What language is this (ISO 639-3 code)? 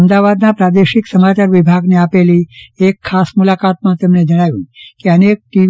guj